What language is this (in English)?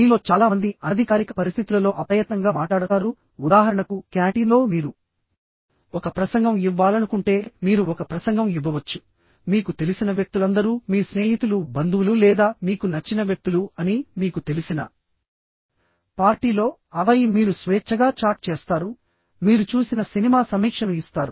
Telugu